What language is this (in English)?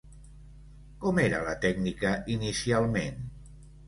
Catalan